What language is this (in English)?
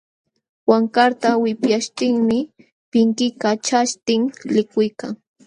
Jauja Wanca Quechua